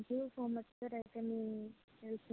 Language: Telugu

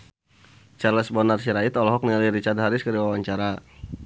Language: Sundanese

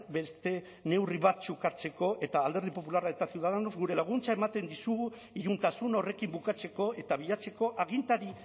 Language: Basque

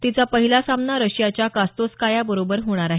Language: Marathi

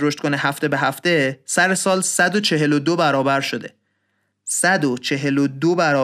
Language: Persian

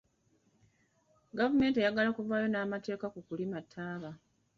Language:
Ganda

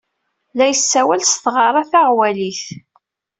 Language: Kabyle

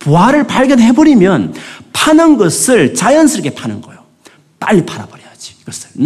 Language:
Korean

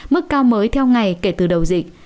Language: Vietnamese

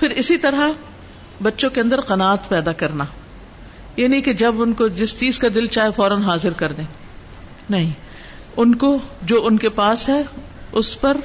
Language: Urdu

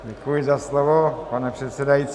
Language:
Czech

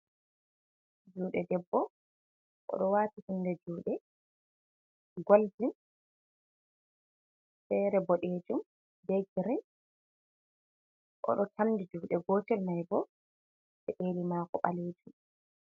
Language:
Fula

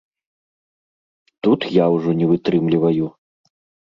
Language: Belarusian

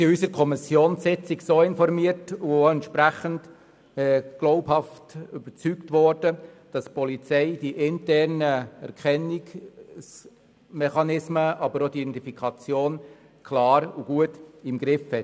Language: Swiss German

